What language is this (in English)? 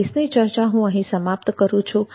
Gujarati